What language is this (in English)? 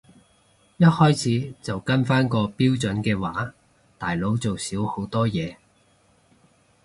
Cantonese